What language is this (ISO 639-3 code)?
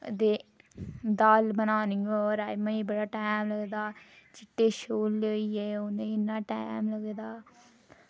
doi